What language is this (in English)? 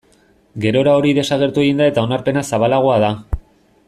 Basque